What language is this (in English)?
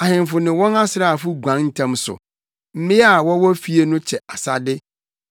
Akan